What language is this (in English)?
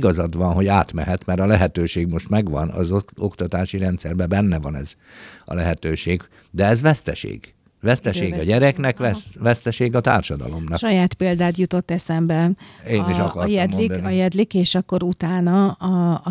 Hungarian